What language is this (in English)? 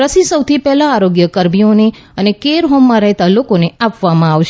Gujarati